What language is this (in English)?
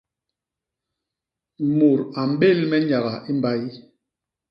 Basaa